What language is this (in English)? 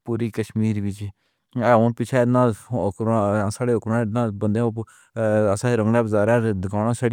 Pahari-Potwari